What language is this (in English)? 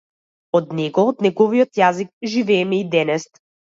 Macedonian